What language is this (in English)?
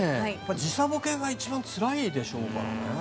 Japanese